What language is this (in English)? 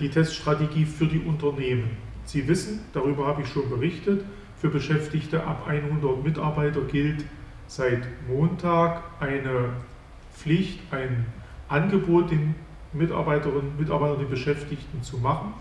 German